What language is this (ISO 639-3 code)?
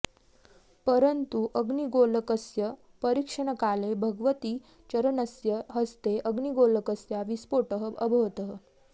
san